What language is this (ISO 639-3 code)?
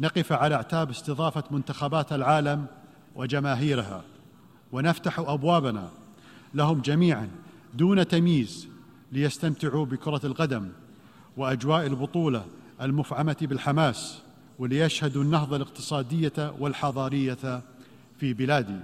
ara